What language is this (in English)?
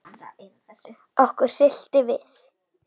Icelandic